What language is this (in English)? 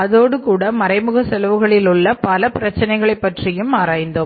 Tamil